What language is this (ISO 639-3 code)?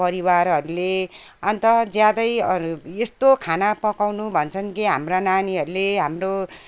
nep